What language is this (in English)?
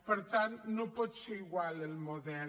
Catalan